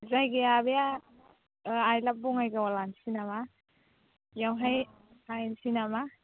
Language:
Bodo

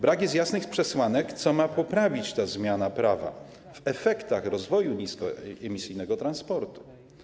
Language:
Polish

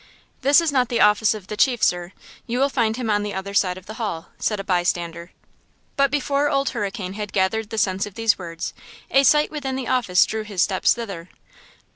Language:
English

